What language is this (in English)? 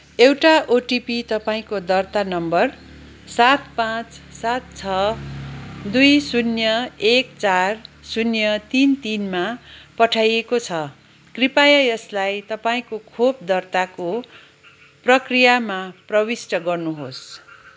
Nepali